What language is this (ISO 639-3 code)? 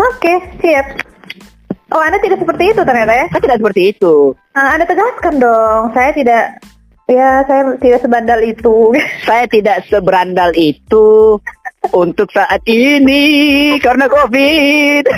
ind